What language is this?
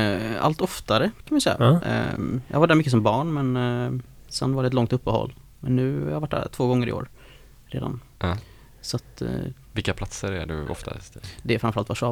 Swedish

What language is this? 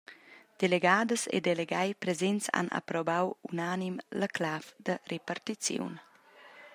Romansh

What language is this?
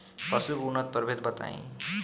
Bhojpuri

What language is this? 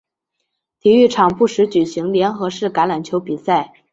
Chinese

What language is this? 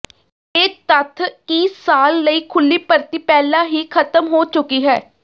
Punjabi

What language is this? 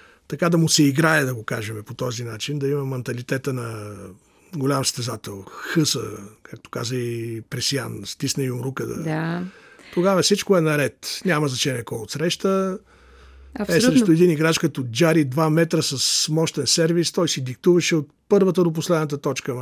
Bulgarian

